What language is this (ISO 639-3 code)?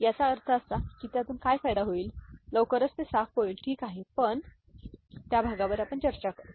mar